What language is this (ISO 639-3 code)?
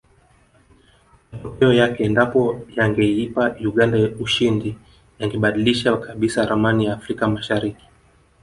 swa